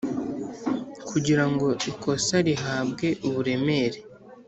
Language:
Kinyarwanda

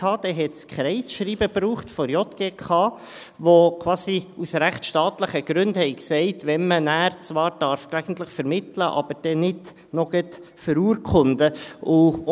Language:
Swiss German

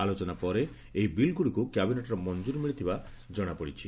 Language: Odia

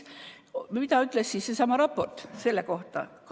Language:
Estonian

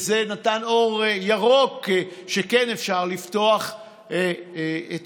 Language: Hebrew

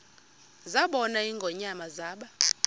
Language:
Xhosa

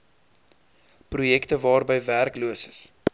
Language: Afrikaans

